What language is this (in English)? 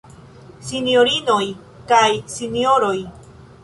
Esperanto